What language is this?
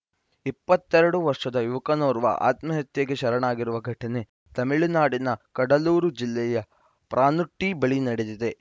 Kannada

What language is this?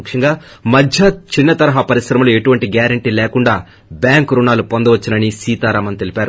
Telugu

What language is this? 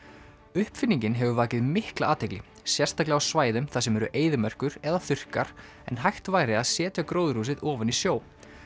Icelandic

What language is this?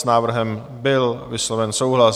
Czech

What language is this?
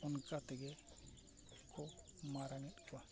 Santali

